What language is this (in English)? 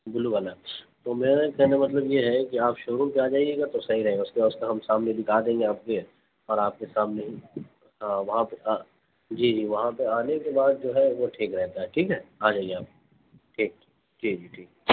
Urdu